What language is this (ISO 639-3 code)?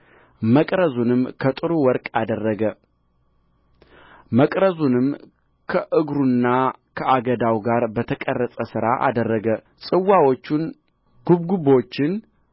amh